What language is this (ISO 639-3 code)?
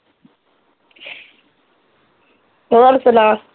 pan